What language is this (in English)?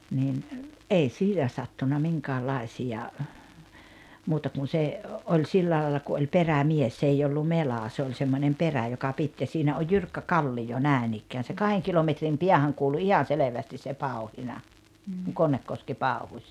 Finnish